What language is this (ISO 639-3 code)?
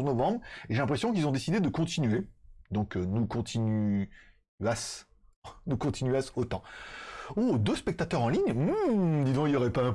fra